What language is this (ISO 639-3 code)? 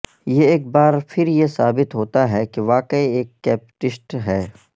urd